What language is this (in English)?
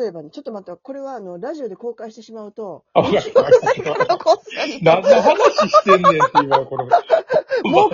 Japanese